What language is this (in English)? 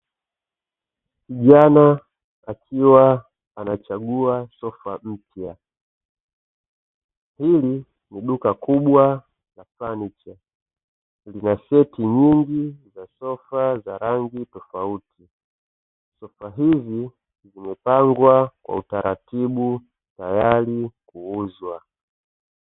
Swahili